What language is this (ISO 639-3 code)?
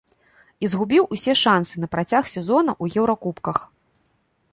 bel